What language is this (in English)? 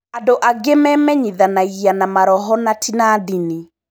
Kikuyu